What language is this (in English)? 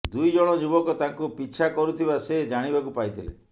Odia